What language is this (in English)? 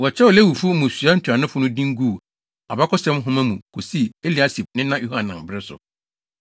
Akan